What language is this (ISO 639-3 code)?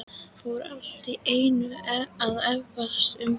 isl